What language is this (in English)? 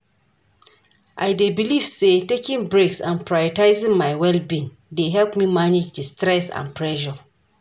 Nigerian Pidgin